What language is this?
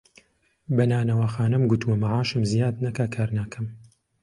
Central Kurdish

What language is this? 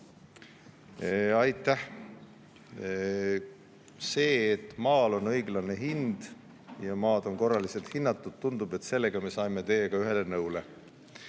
Estonian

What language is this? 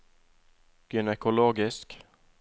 Norwegian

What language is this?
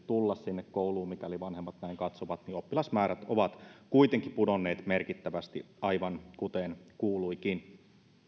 Finnish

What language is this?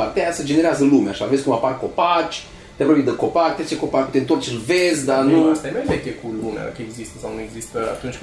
Romanian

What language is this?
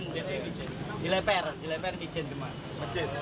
Indonesian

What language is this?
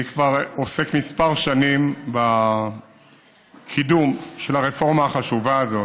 Hebrew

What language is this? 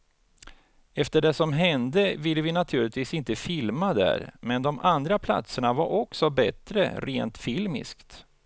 Swedish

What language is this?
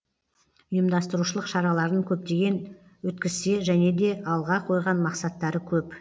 Kazakh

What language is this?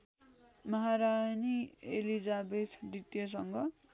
Nepali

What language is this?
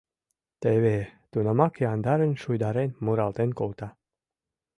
Mari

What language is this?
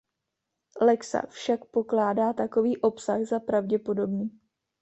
Czech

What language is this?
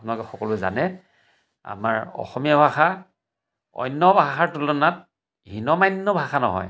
Assamese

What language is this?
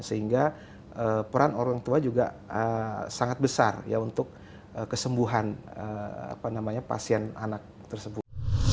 Indonesian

